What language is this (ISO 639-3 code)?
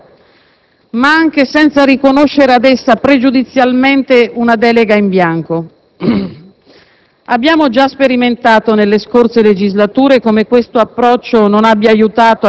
ita